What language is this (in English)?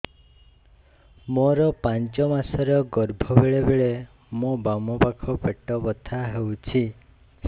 Odia